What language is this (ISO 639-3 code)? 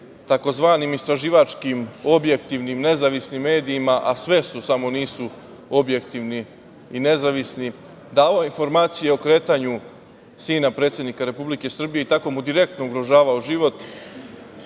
srp